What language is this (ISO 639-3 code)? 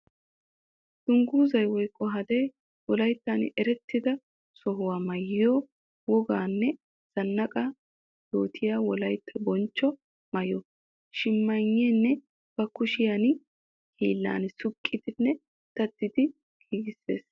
wal